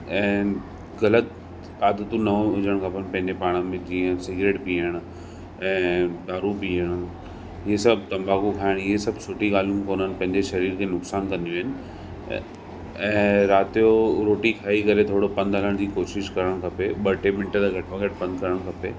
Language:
Sindhi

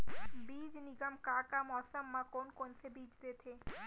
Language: Chhattisgarhi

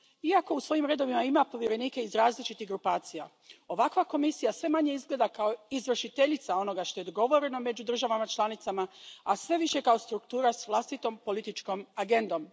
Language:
Croatian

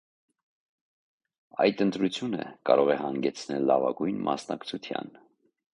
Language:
Armenian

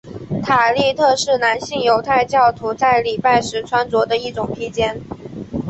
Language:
Chinese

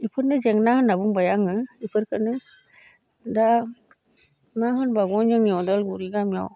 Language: Bodo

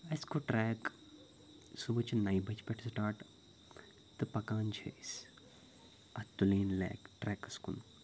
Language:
Kashmiri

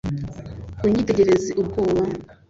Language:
Kinyarwanda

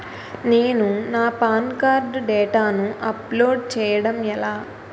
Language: Telugu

